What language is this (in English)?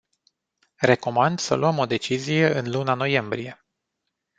Romanian